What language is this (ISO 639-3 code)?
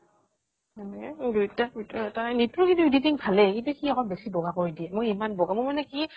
asm